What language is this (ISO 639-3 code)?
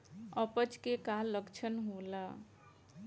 bho